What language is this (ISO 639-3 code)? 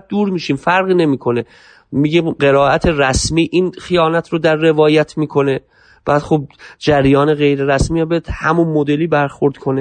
fas